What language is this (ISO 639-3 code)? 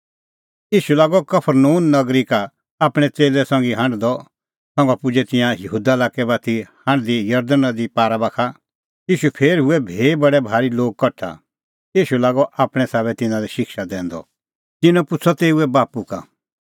kfx